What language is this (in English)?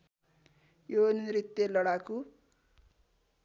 Nepali